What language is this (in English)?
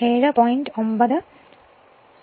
Malayalam